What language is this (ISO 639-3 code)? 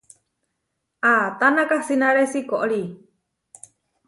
var